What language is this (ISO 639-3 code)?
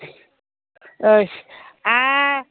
brx